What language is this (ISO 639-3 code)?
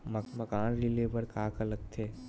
hne